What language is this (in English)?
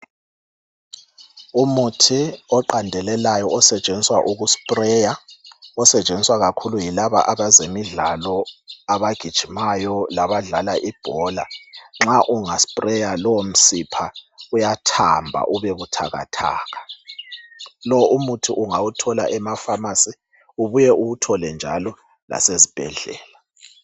North Ndebele